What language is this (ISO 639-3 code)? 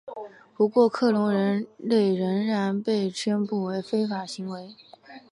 zho